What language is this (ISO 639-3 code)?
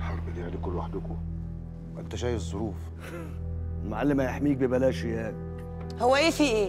ara